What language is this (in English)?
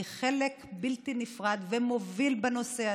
Hebrew